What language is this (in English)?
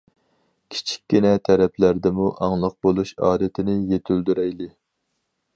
Uyghur